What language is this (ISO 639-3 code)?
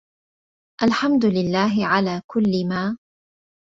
ara